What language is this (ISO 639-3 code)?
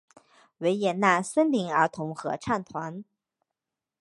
zho